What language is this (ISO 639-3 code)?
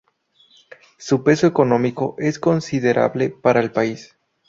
spa